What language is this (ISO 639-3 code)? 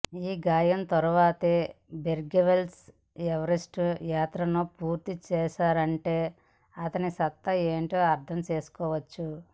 tel